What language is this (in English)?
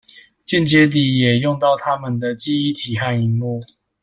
Chinese